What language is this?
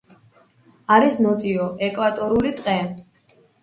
Georgian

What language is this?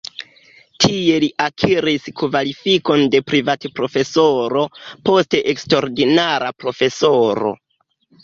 Esperanto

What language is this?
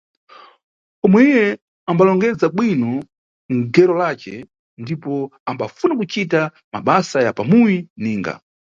Nyungwe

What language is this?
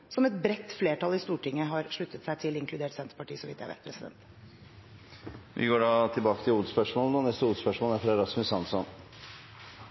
Norwegian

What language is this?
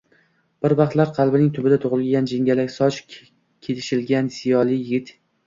Uzbek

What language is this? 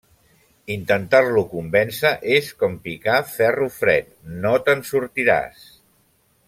Catalan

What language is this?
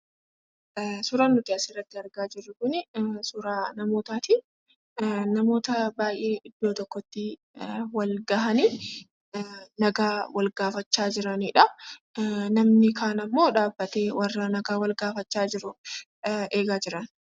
Oromo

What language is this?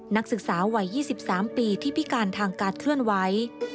Thai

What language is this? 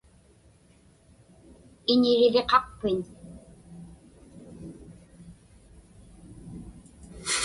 Inupiaq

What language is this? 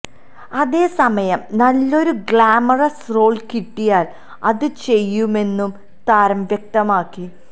Malayalam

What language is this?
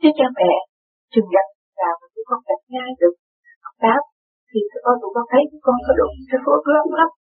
Vietnamese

